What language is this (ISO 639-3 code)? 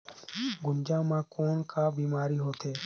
hne